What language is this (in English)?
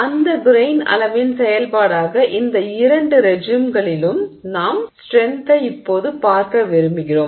Tamil